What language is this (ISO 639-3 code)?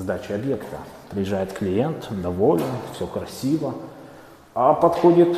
rus